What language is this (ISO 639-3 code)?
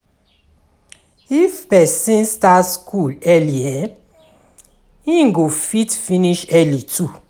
pcm